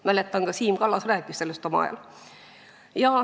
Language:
Estonian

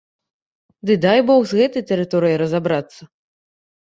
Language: Belarusian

